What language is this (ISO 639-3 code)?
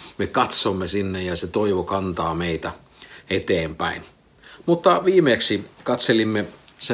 fin